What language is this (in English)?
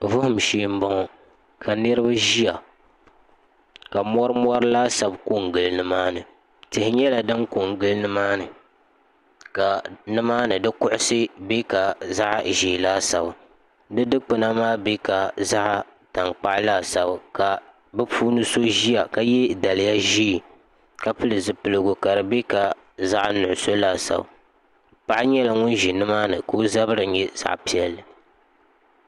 Dagbani